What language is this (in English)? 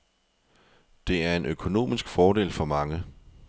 Danish